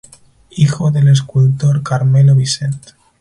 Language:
Spanish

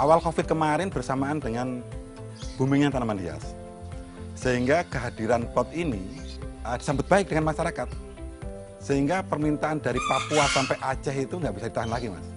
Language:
Indonesian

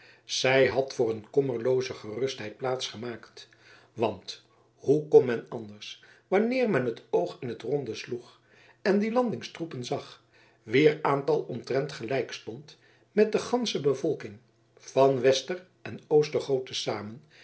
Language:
Dutch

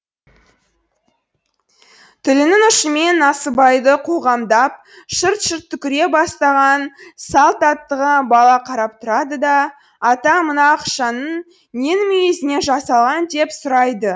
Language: Kazakh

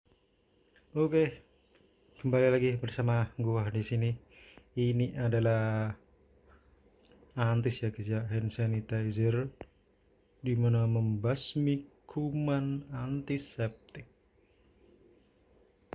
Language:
Indonesian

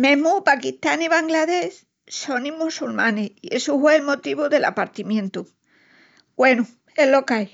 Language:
Extremaduran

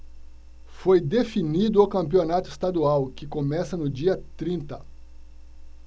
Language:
Portuguese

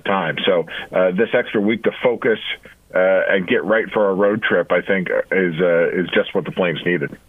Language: English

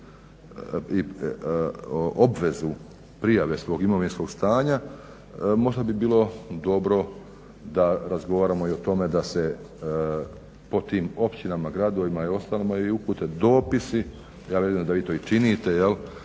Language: Croatian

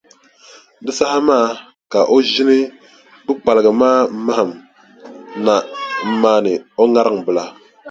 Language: Dagbani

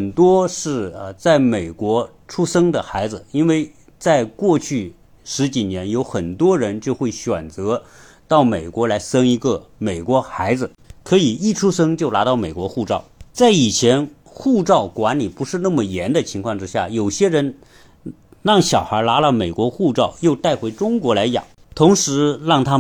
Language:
Chinese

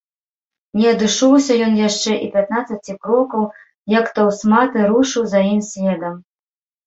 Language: Belarusian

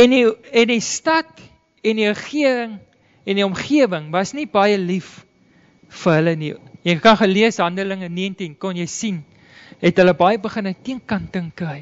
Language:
Dutch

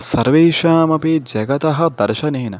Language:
Sanskrit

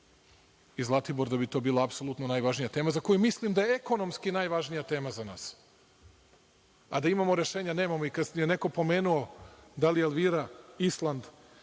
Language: Serbian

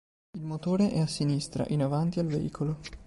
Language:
Italian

